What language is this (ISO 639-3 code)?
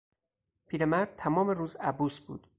fas